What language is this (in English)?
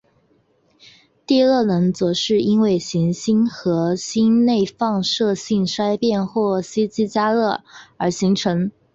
Chinese